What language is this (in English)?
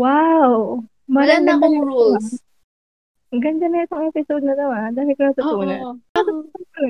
Filipino